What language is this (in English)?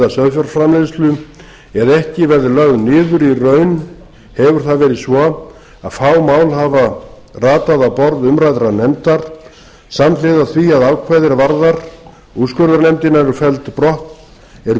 Icelandic